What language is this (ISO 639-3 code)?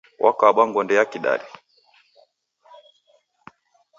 dav